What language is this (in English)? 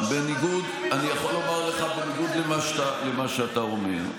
Hebrew